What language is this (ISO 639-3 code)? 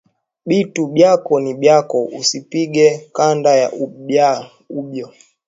swa